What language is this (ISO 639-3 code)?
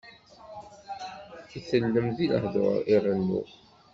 kab